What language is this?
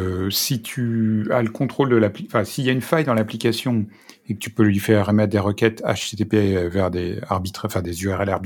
French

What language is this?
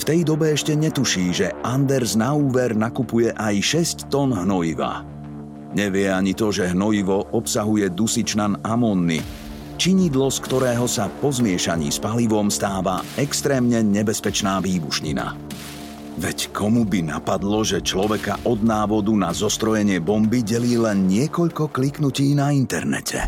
Slovak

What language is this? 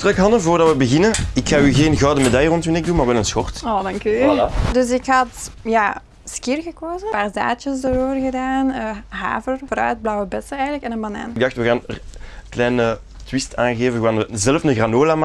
Dutch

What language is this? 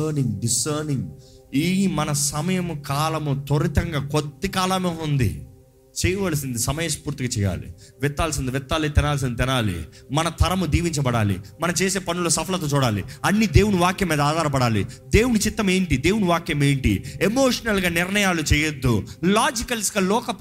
Telugu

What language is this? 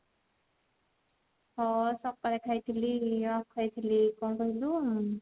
Odia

